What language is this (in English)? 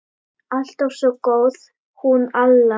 Icelandic